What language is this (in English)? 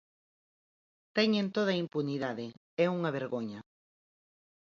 Galician